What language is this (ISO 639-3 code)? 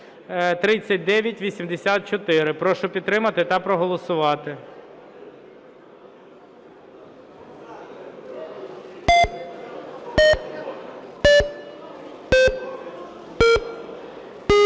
ukr